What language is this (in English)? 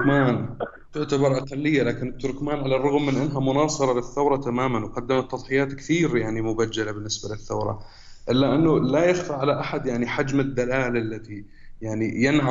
Arabic